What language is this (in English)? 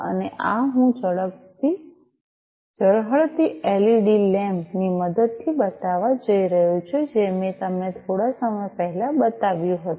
Gujarati